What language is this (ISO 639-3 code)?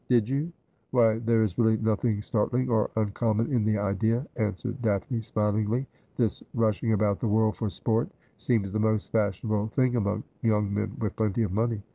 eng